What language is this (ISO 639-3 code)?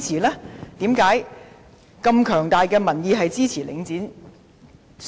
yue